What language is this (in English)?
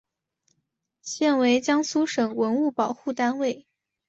Chinese